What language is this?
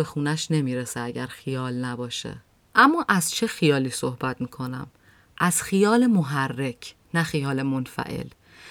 Persian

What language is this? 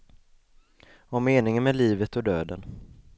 Swedish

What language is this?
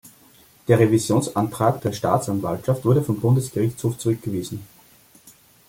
German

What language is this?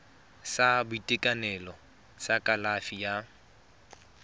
Tswana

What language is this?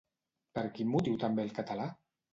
Catalan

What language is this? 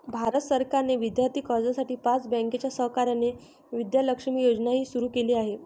Marathi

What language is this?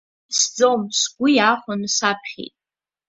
Abkhazian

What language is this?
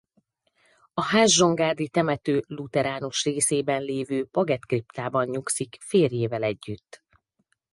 Hungarian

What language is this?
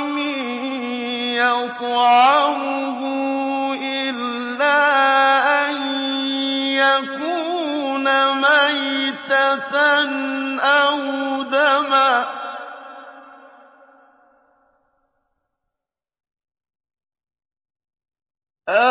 Arabic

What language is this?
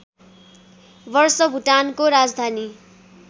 Nepali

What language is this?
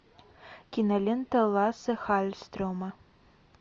Russian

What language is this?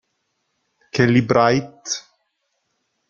Italian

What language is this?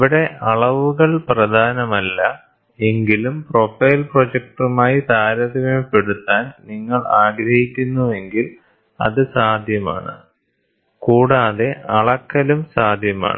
Malayalam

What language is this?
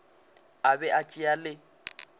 Northern Sotho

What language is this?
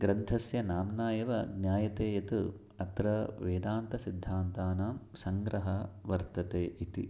Sanskrit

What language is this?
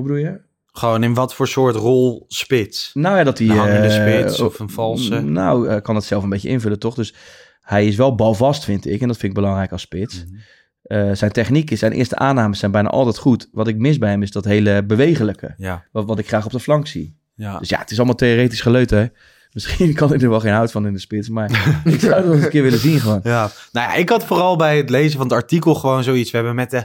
Dutch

